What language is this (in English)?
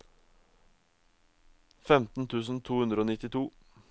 Norwegian